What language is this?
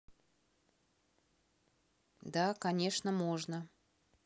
Russian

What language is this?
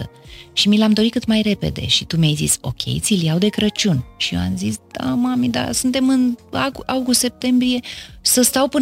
Romanian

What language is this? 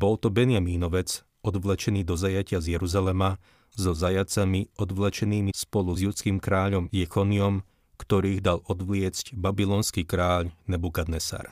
Slovak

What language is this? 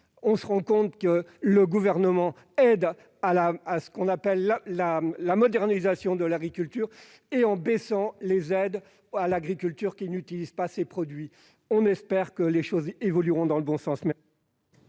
French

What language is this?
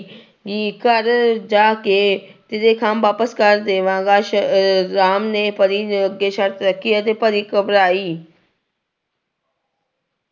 Punjabi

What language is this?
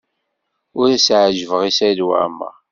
Kabyle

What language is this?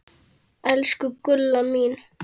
Icelandic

